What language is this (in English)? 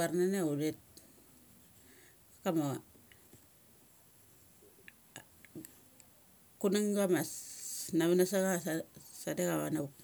Mali